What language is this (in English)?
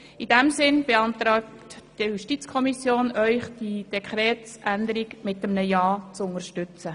Swiss German